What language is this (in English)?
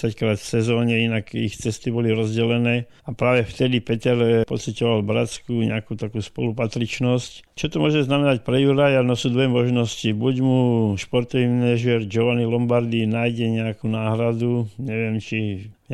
Slovak